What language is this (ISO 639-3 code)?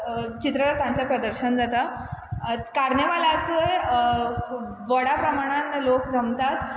kok